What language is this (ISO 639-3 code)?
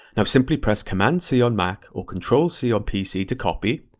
eng